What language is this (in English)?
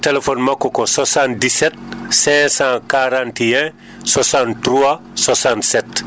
Fula